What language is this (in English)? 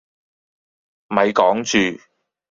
Cantonese